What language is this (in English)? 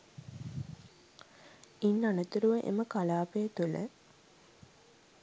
Sinhala